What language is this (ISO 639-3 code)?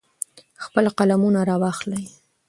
pus